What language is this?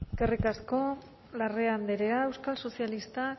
Basque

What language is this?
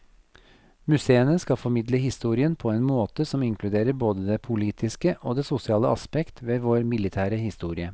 Norwegian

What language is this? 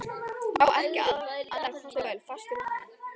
Icelandic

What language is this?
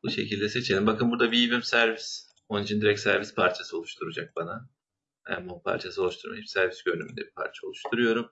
Turkish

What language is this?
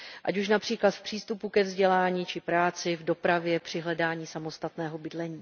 Czech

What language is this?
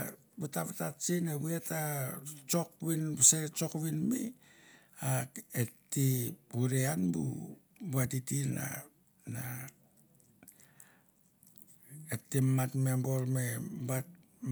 Mandara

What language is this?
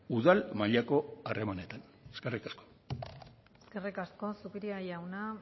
Basque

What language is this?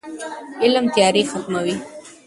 Pashto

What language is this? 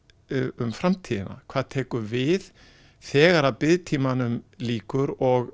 Icelandic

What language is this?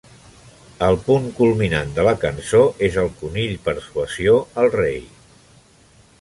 Catalan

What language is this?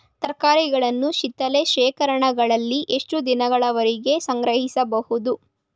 Kannada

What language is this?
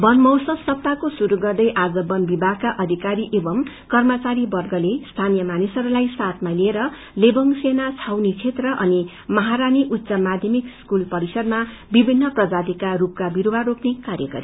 Nepali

